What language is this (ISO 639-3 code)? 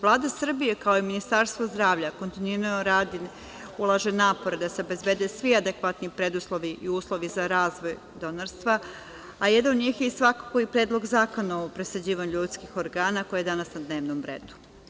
srp